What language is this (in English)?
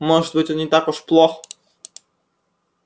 Russian